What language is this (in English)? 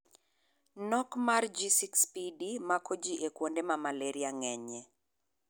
Luo (Kenya and Tanzania)